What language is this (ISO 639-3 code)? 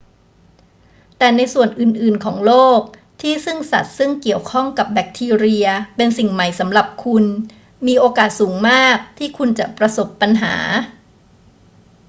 tha